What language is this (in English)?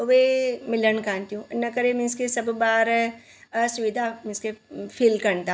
Sindhi